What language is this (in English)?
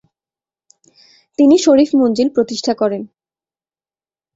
Bangla